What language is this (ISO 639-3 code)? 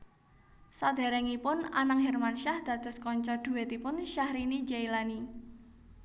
jav